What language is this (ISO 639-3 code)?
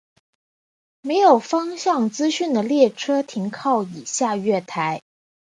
zho